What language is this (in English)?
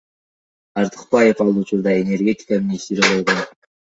Kyrgyz